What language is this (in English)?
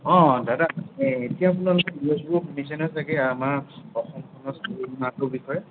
Assamese